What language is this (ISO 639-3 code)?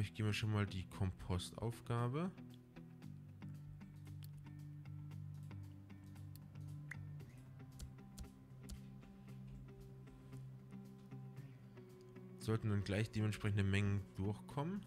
deu